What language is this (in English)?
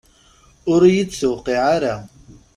Kabyle